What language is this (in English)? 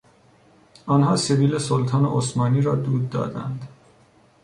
Persian